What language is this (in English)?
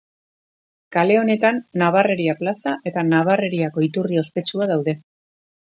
Basque